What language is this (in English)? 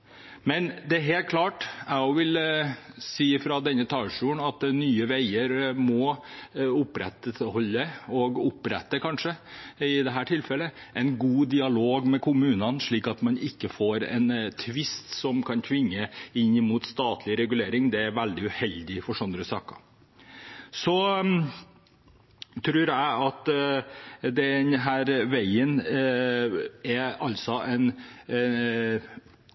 Norwegian Bokmål